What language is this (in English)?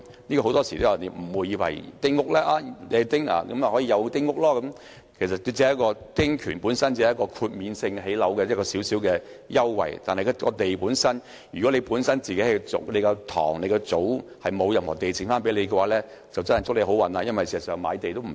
Cantonese